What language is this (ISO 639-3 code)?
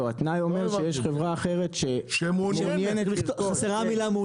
heb